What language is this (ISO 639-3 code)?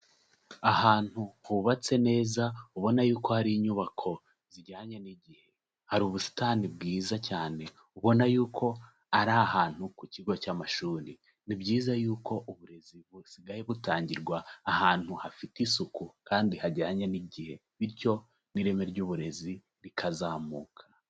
kin